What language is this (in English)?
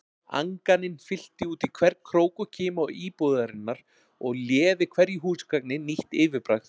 Icelandic